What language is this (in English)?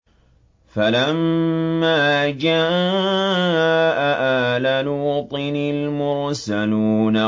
Arabic